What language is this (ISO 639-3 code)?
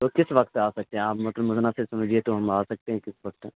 urd